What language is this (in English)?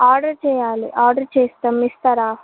Telugu